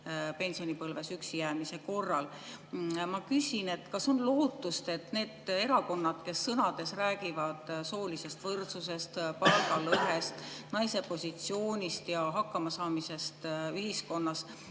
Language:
Estonian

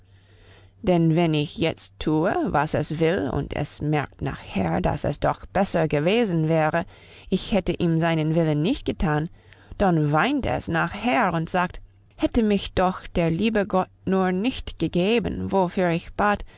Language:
German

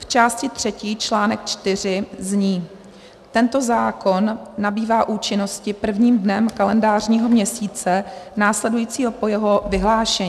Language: Czech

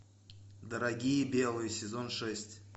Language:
Russian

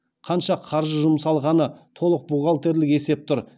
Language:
Kazakh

